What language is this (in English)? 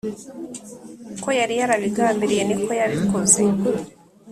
Kinyarwanda